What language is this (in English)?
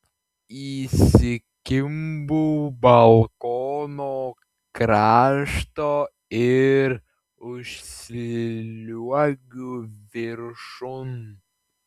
Lithuanian